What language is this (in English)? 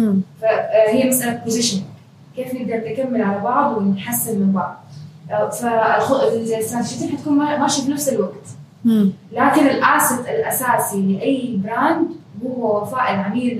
Arabic